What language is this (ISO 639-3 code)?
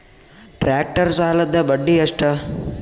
kan